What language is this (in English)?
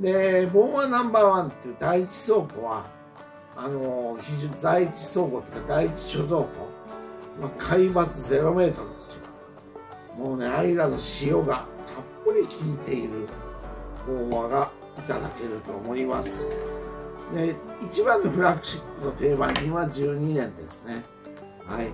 Japanese